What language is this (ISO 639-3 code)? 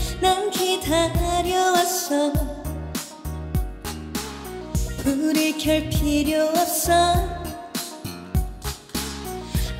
kor